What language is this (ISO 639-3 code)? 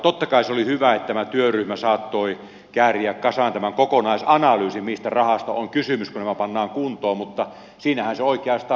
fin